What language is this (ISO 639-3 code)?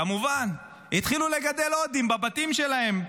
heb